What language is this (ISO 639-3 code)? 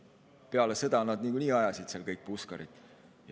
est